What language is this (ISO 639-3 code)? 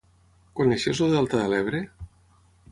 cat